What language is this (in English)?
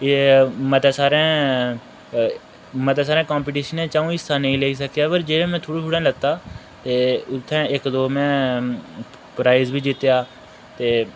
Dogri